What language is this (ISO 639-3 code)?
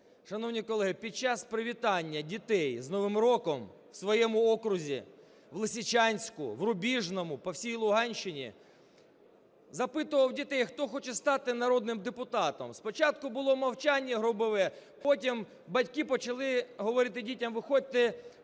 ukr